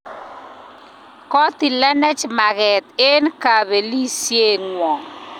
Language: Kalenjin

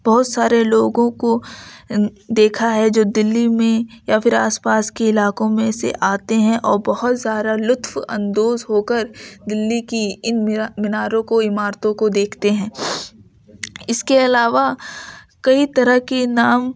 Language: Urdu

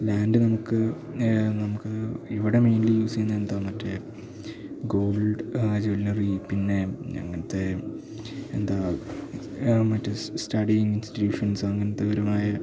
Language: Malayalam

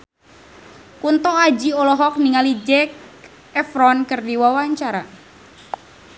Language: Sundanese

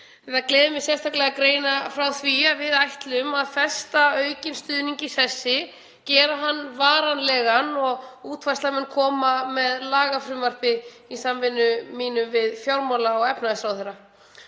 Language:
Icelandic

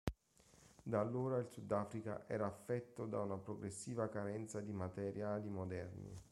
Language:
Italian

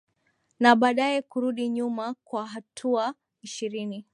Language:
Swahili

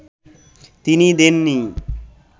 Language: Bangla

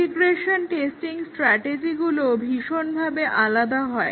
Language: Bangla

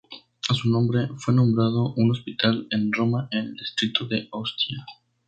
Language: Spanish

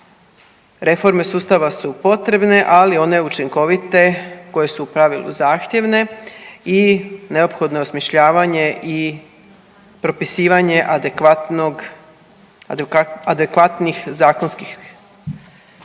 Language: Croatian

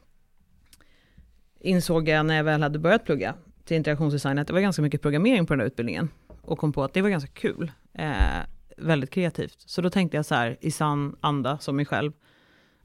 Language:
Swedish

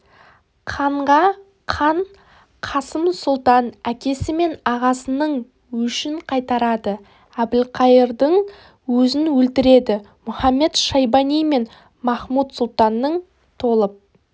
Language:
Kazakh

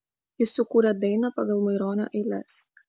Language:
Lithuanian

